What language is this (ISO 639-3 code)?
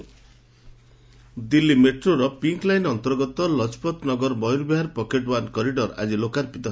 ori